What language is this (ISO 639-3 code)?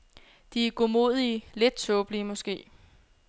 dan